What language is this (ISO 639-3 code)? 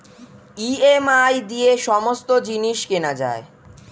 ben